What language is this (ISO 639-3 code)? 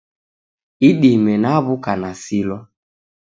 dav